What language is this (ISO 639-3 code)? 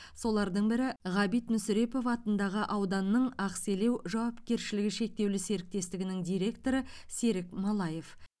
kaz